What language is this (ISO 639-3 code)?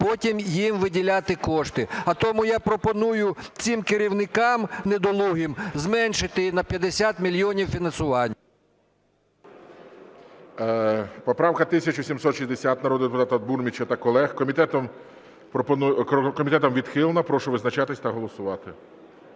ukr